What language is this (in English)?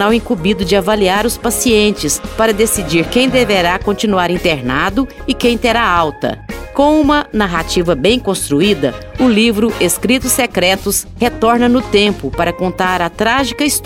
Portuguese